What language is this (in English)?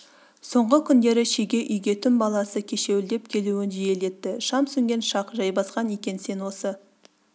Kazakh